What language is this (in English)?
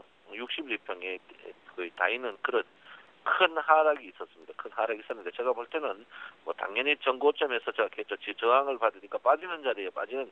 Korean